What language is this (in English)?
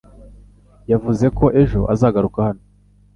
Kinyarwanda